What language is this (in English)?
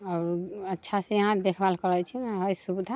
Maithili